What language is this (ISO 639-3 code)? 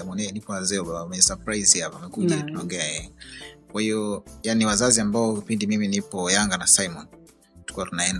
swa